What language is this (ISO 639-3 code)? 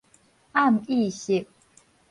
nan